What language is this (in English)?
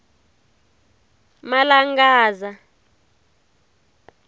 Tsonga